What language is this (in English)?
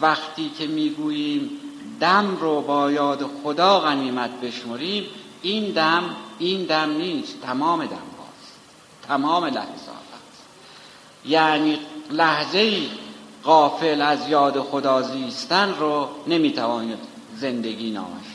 Persian